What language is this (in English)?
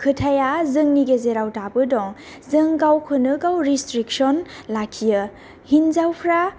Bodo